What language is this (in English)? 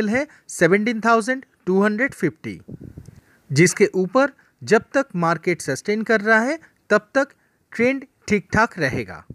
Hindi